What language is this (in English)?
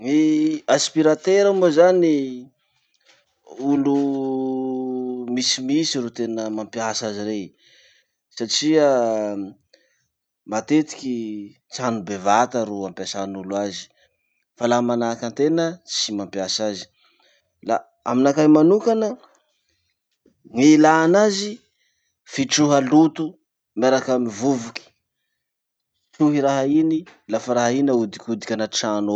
Masikoro Malagasy